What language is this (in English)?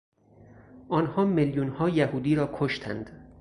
Persian